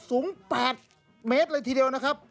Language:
Thai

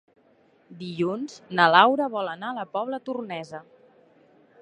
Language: Catalan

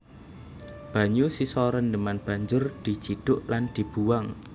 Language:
Javanese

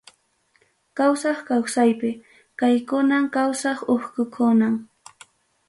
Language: Ayacucho Quechua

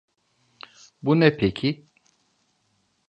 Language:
Turkish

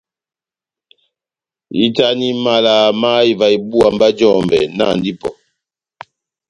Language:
Batanga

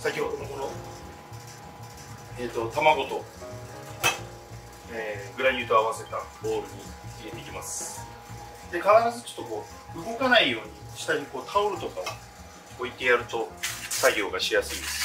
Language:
Japanese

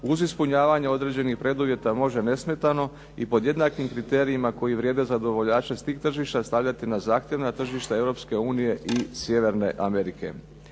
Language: Croatian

